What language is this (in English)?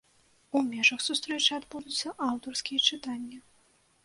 Belarusian